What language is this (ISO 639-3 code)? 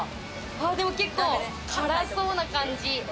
jpn